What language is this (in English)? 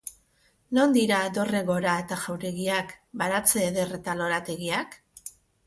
Basque